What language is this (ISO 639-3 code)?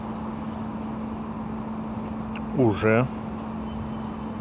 rus